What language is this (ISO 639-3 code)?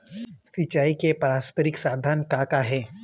hne